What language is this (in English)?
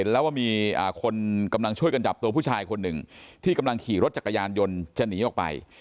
Thai